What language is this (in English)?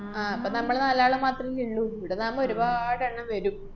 Malayalam